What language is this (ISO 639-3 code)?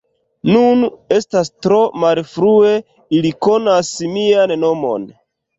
epo